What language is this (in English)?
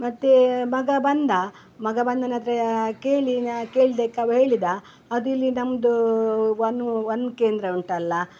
Kannada